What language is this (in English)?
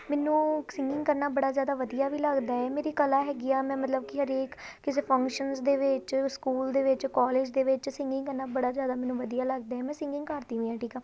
Punjabi